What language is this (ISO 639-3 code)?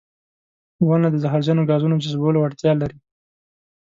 pus